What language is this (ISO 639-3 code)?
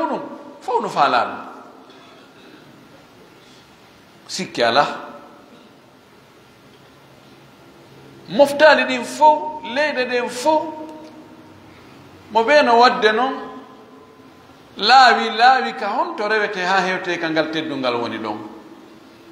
ara